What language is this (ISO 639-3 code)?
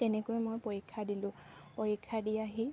asm